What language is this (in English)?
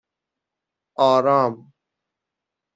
Persian